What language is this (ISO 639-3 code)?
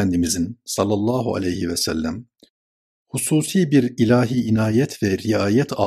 tur